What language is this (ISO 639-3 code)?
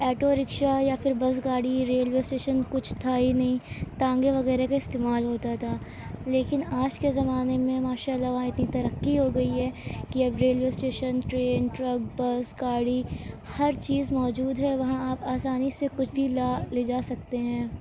urd